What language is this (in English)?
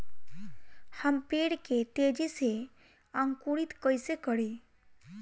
Bhojpuri